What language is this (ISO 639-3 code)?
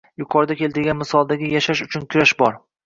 uzb